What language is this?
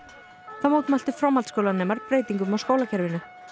Icelandic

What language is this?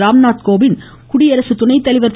Tamil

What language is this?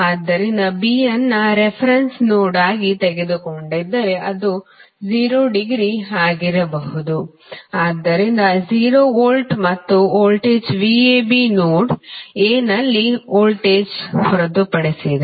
Kannada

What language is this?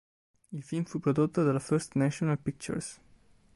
Italian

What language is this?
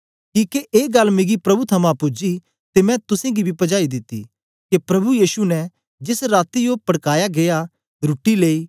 Dogri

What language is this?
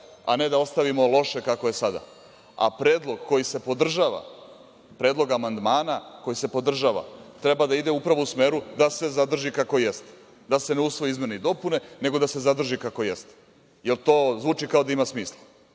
Serbian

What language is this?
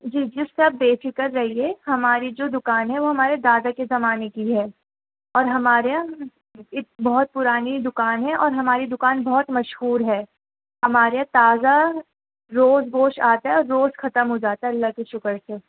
Urdu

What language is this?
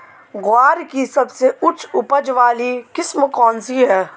Hindi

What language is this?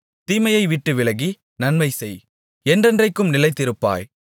Tamil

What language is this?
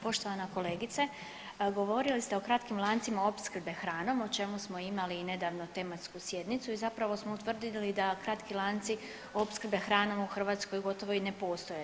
Croatian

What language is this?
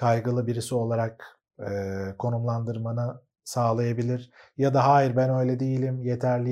Turkish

